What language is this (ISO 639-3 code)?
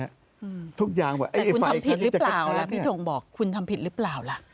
tha